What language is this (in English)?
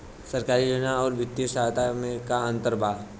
Bhojpuri